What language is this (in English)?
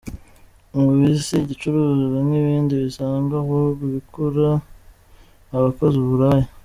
Kinyarwanda